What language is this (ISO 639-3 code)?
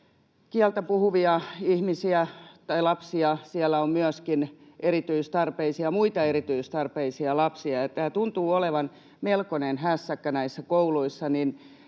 fin